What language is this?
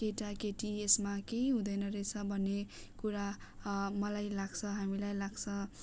Nepali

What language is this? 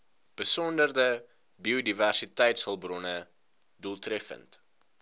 Afrikaans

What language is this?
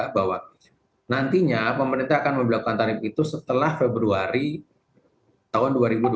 Indonesian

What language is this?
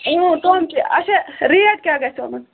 Kashmiri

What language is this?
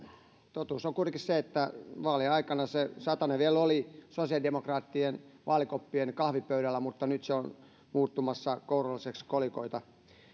Finnish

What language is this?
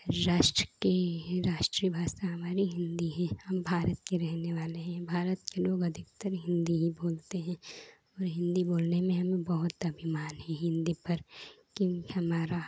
Hindi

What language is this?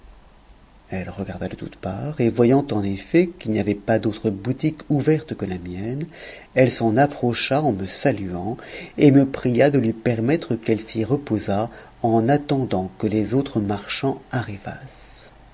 French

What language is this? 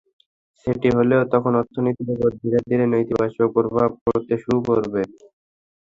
Bangla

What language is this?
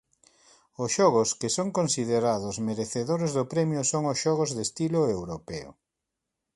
Galician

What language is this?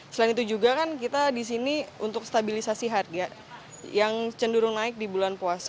Indonesian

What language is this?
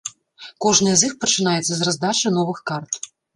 Belarusian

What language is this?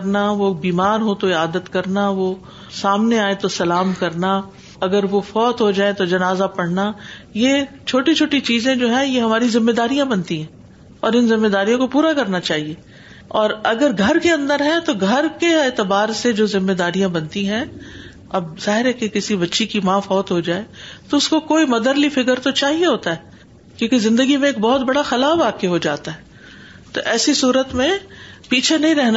Urdu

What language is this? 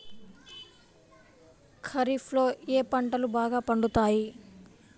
Telugu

